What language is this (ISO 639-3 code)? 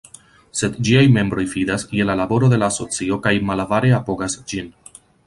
epo